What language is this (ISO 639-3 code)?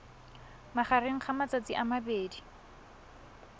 tsn